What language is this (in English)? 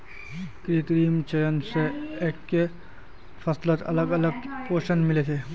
Magahi